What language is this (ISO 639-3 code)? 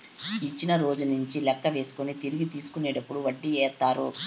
tel